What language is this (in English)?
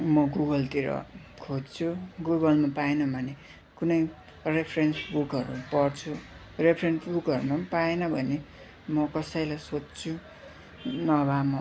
Nepali